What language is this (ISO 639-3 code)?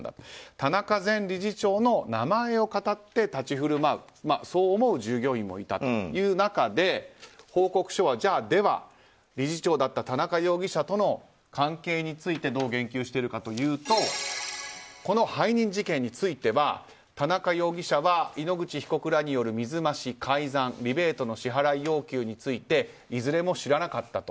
jpn